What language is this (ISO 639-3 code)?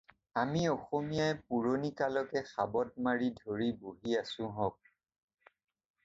asm